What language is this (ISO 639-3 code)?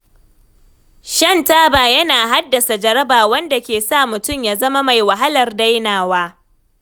hau